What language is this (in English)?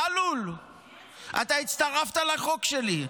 Hebrew